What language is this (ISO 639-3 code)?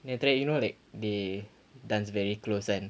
eng